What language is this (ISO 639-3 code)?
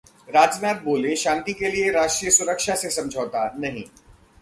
hin